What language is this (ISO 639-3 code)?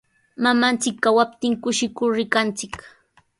qws